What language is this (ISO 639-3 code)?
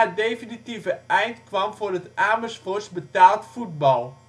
nld